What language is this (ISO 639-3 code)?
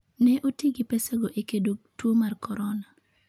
luo